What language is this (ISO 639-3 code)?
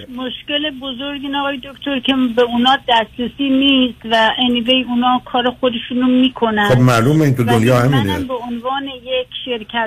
fas